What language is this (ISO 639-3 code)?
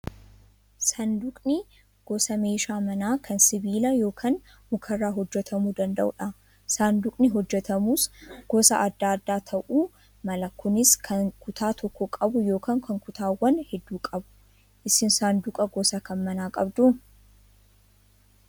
orm